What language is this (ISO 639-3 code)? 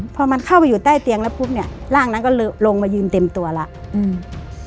tha